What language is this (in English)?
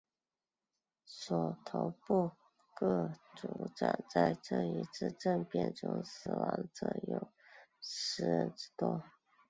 Chinese